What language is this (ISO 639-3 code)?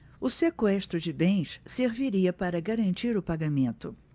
por